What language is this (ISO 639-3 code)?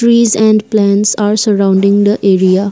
eng